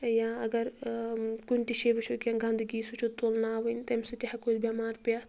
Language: Kashmiri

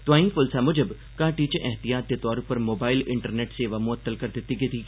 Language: Dogri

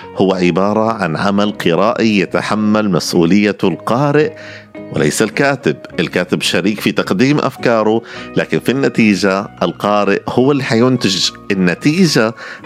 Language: Arabic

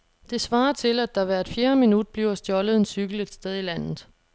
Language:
Danish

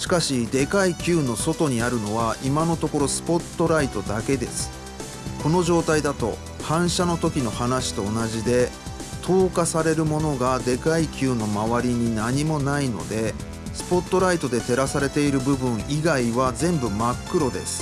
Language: Japanese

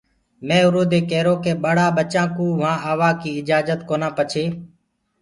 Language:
Gurgula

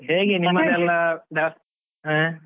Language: Kannada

